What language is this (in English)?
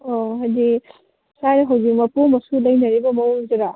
Manipuri